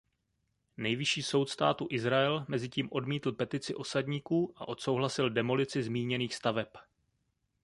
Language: Czech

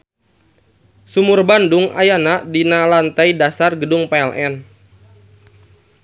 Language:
Sundanese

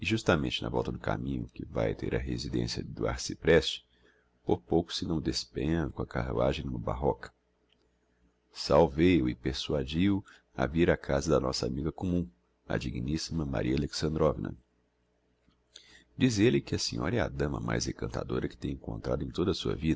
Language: Portuguese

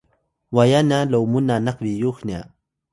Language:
Atayal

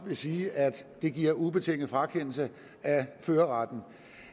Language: Danish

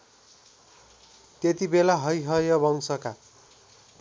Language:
Nepali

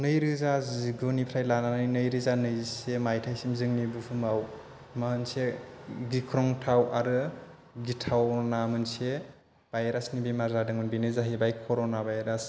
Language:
Bodo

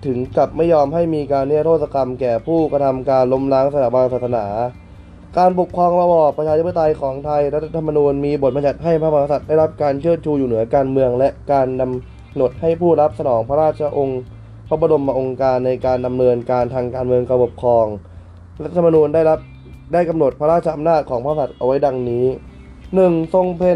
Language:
Thai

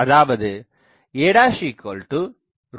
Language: Tamil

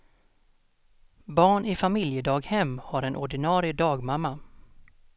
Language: Swedish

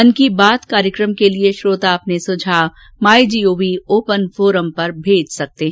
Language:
Hindi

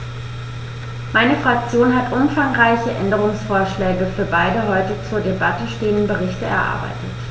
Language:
German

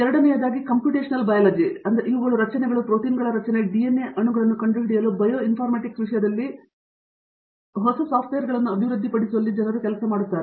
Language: Kannada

